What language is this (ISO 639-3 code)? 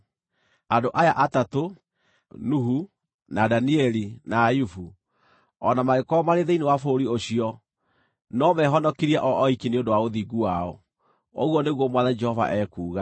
kik